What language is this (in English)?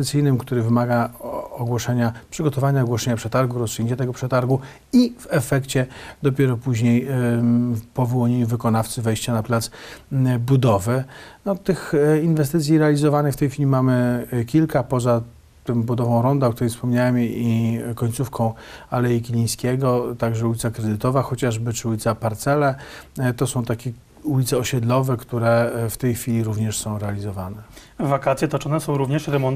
Polish